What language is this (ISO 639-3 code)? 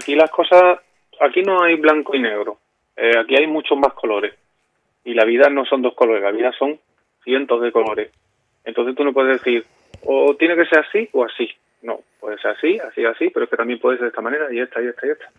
spa